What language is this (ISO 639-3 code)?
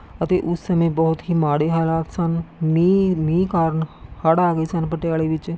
pan